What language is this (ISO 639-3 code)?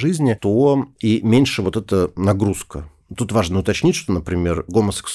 rus